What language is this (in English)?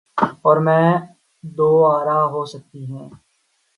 Urdu